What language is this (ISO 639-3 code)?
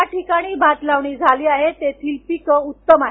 mar